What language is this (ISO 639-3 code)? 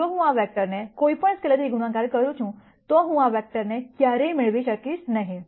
guj